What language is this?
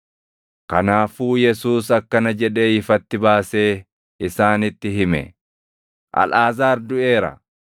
Oromo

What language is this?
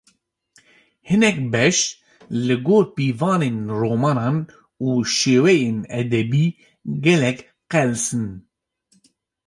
Kurdish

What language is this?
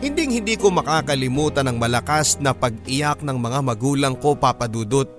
Filipino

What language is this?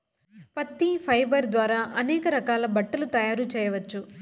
Telugu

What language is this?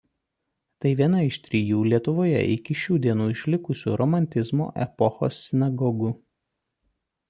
Lithuanian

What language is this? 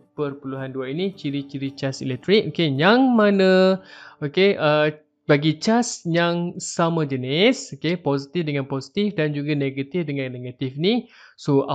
Malay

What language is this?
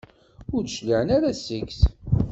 Kabyle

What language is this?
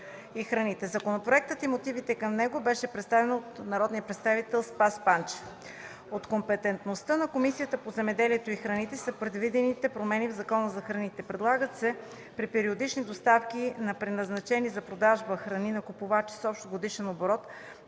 Bulgarian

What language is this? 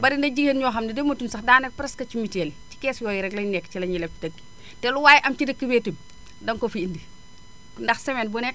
Wolof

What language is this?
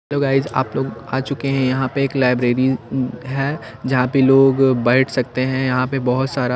Hindi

